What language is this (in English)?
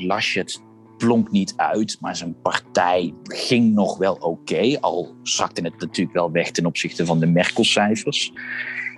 Dutch